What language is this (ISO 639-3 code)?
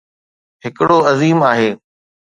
snd